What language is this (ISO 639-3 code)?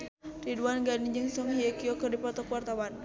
sun